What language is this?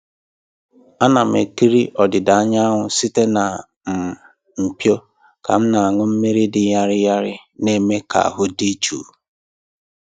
Igbo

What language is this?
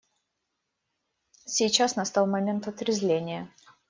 Russian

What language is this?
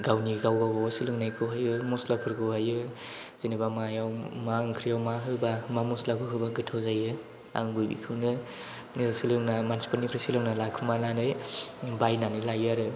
Bodo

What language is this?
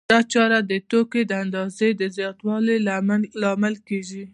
Pashto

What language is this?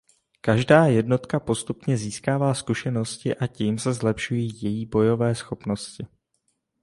Czech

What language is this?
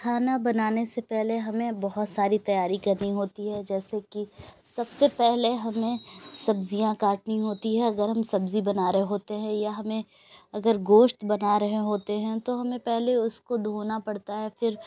Urdu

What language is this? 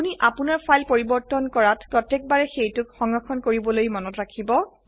Assamese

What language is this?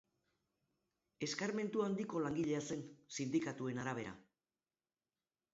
Basque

